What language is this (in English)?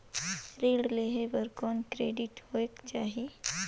Chhattisgarhi